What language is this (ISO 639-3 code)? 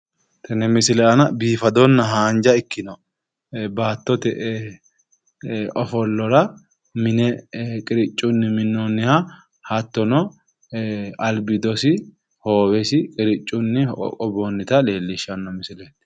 sid